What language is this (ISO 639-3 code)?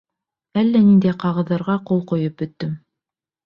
bak